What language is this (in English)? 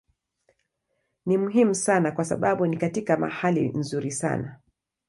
Swahili